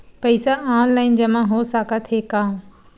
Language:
Chhattisgarhi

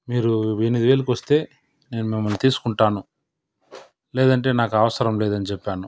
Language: Telugu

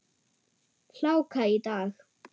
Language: Icelandic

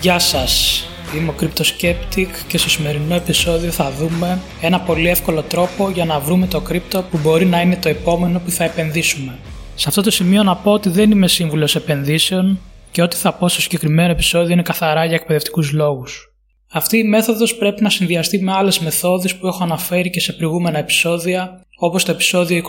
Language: Greek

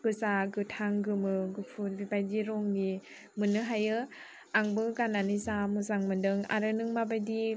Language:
Bodo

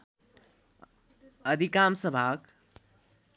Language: Nepali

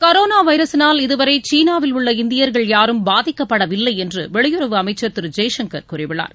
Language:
Tamil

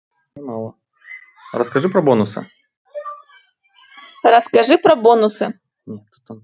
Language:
Russian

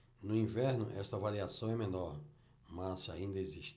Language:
Portuguese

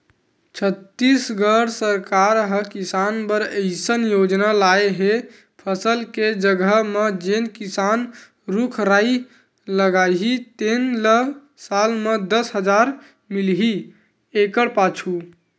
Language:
Chhattisgarhi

